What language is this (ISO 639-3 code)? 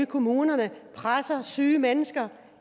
dan